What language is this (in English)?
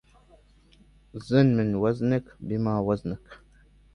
Arabic